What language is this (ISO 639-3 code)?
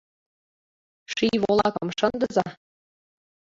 chm